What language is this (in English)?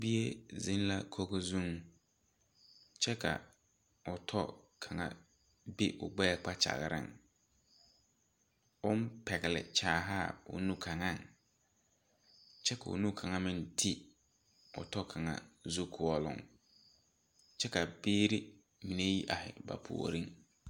Southern Dagaare